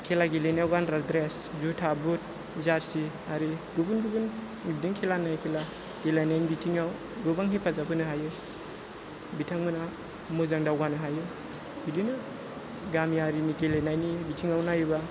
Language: Bodo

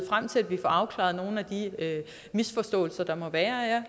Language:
Danish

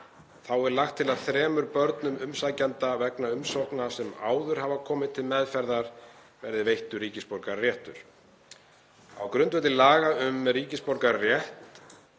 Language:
Icelandic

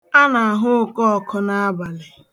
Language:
Igbo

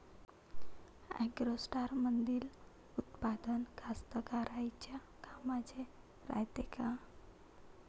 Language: Marathi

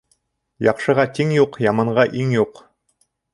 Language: Bashkir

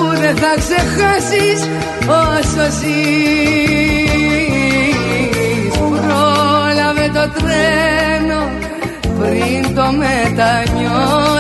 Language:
Greek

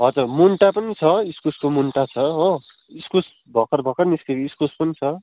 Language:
Nepali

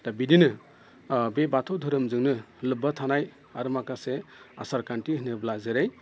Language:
Bodo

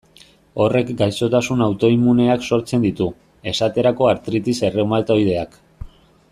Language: Basque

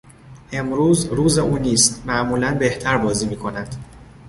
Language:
Persian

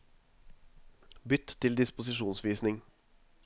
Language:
Norwegian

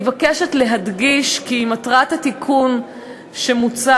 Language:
Hebrew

